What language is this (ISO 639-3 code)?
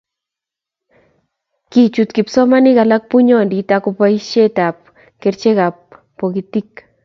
kln